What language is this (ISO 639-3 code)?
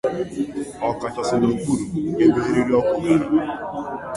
ibo